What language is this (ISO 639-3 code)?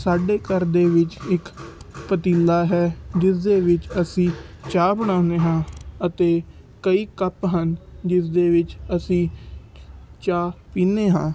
pan